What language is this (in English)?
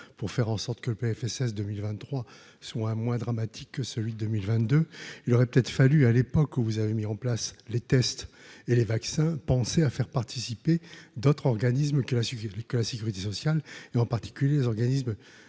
French